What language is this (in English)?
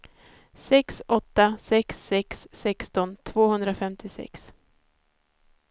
Swedish